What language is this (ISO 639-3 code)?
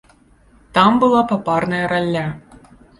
bel